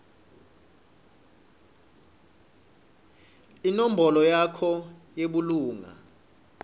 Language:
Swati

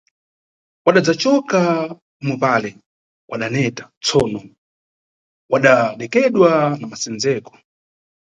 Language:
Nyungwe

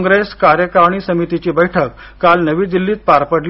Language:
Marathi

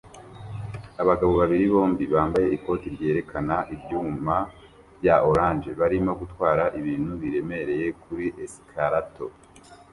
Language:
Kinyarwanda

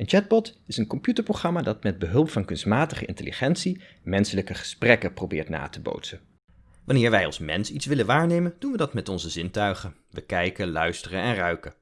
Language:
Dutch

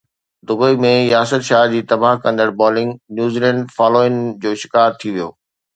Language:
Sindhi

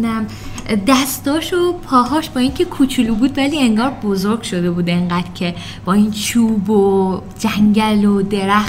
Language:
Persian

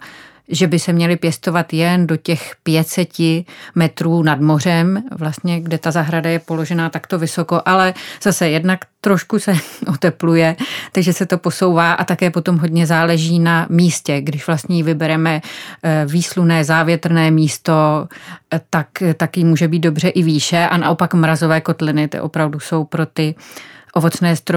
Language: Czech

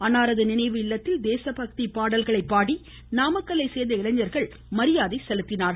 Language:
Tamil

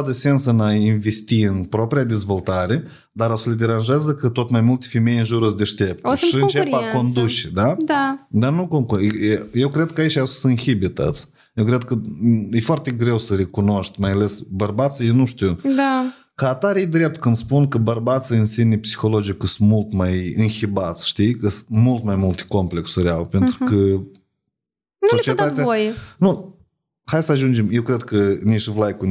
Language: Romanian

